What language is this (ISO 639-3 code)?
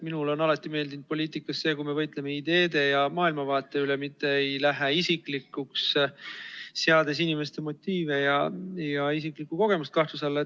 est